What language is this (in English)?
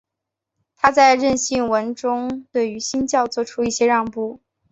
Chinese